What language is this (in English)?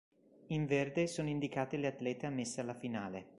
Italian